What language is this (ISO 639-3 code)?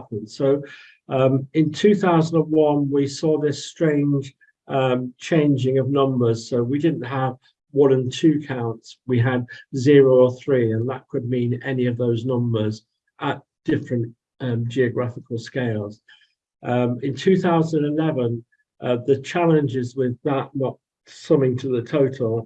eng